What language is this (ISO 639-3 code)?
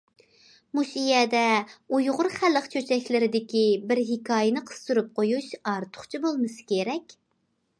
uig